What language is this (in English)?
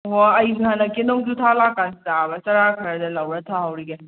Manipuri